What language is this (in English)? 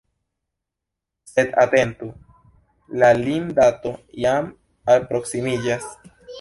Esperanto